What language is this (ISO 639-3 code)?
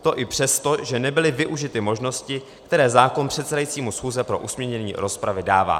ces